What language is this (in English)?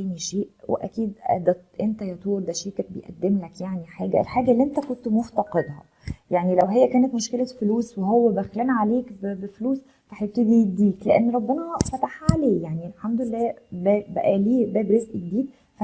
Arabic